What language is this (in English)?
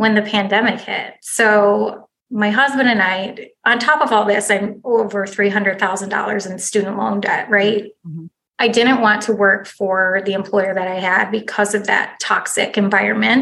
English